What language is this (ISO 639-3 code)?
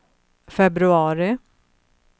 swe